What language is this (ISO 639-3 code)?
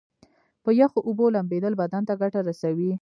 pus